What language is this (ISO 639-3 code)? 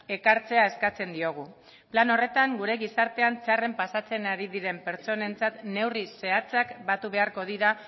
eus